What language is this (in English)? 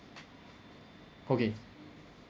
English